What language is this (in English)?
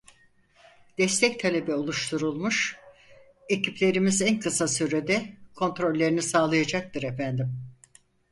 Turkish